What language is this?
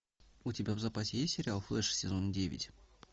Russian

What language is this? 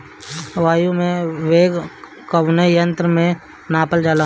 Bhojpuri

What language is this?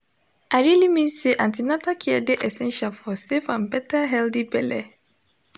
Nigerian Pidgin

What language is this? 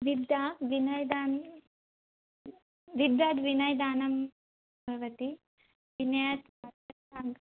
Sanskrit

